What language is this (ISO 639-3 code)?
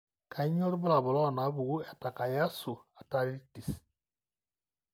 mas